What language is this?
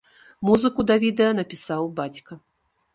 Belarusian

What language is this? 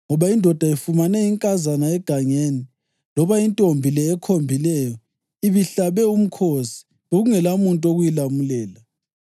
North Ndebele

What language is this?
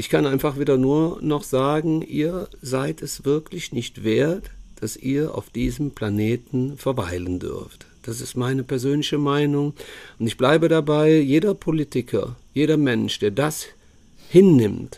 German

